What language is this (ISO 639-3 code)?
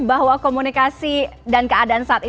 ind